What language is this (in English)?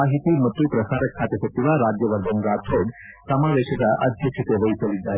Kannada